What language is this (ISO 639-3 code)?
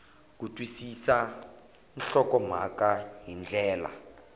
tso